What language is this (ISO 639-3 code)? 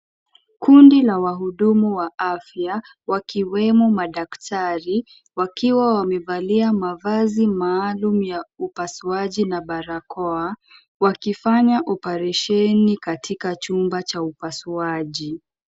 swa